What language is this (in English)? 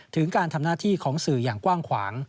Thai